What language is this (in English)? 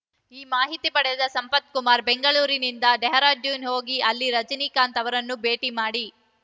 Kannada